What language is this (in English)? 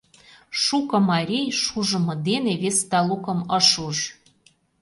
Mari